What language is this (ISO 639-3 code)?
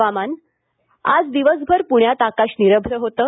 mar